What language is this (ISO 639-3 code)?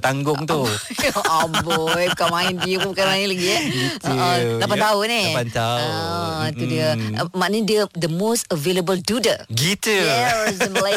msa